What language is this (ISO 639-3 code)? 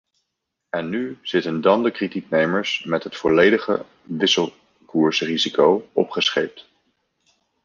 nld